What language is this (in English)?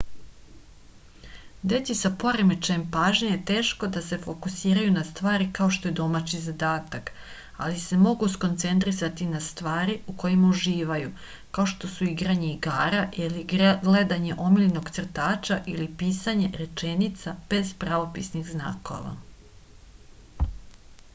Serbian